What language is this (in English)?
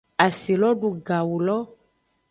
Aja (Benin)